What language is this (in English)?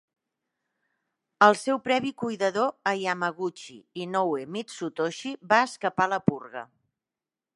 Catalan